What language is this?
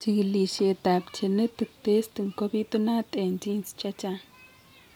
Kalenjin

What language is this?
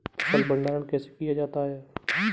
Hindi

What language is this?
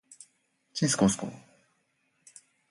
Japanese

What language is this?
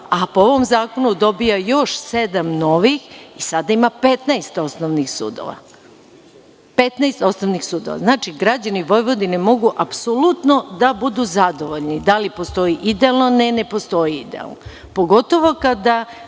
Serbian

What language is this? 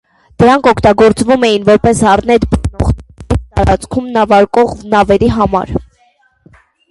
Armenian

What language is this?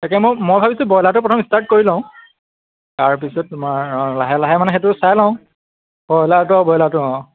Assamese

